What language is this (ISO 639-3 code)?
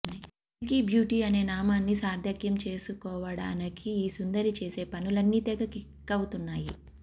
tel